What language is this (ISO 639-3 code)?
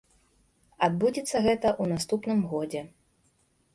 bel